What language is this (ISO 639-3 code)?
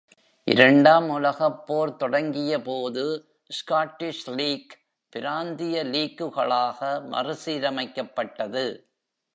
tam